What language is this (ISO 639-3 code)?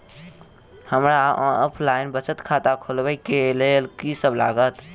mai